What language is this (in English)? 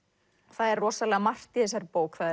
Icelandic